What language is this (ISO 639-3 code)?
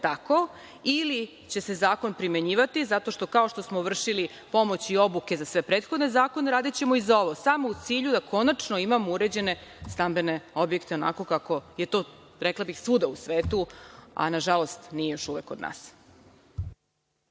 srp